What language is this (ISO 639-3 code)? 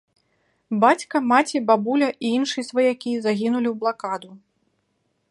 bel